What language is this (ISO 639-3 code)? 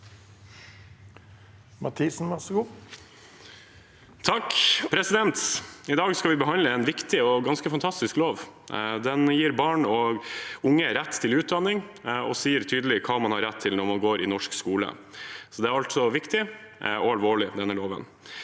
nor